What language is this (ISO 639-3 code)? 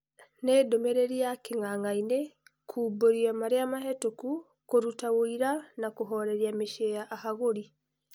kik